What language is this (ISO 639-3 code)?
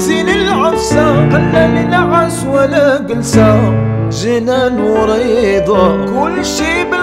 ara